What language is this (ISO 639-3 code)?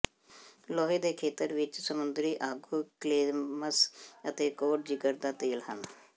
pan